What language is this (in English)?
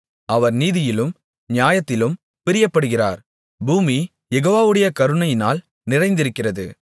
Tamil